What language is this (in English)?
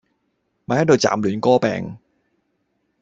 Cantonese